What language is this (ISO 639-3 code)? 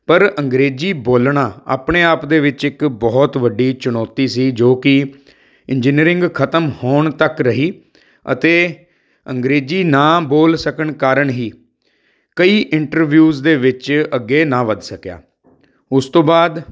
pan